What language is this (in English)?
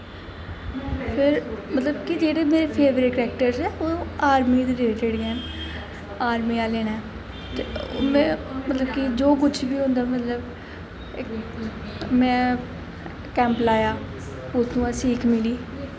Dogri